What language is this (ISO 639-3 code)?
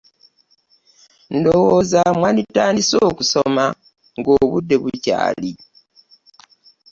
lug